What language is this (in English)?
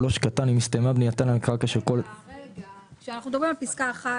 Hebrew